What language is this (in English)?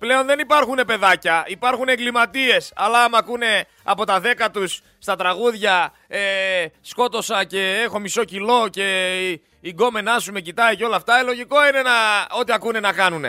Greek